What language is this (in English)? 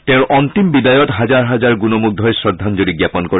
Assamese